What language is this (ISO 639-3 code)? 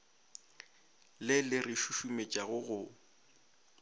nso